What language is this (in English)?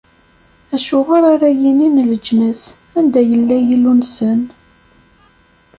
Kabyle